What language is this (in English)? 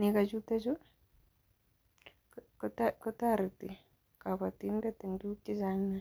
Kalenjin